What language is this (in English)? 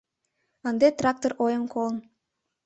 Mari